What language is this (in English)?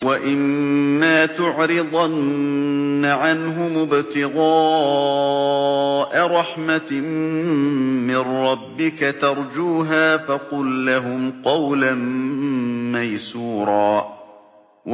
Arabic